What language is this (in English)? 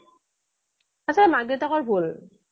Assamese